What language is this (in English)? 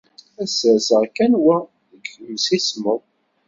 Kabyle